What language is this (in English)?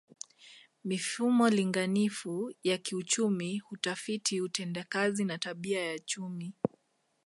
Swahili